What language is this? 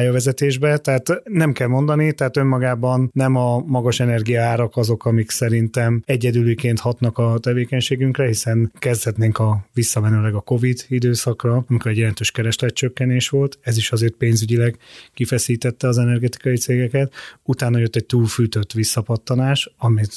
Hungarian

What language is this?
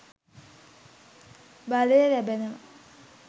Sinhala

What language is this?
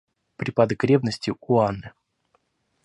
Russian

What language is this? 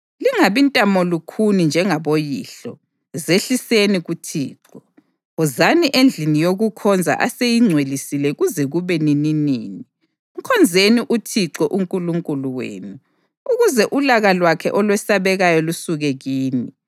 North Ndebele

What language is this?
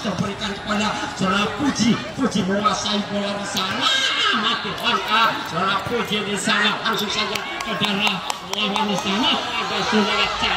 Indonesian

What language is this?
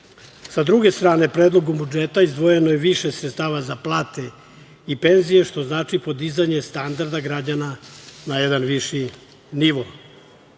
Serbian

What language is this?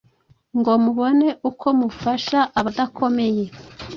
Kinyarwanda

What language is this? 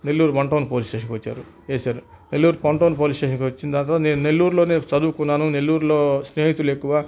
Telugu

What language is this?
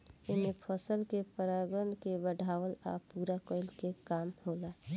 Bhojpuri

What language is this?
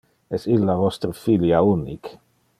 Interlingua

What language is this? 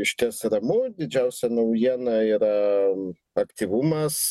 Lithuanian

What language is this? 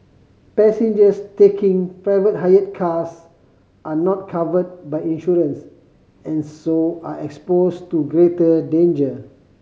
English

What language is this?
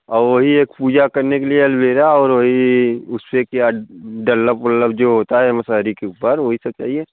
Hindi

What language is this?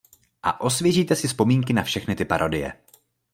Czech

